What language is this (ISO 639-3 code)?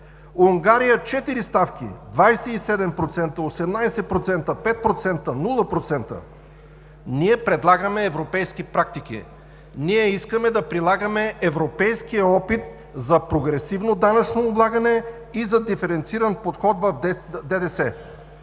bul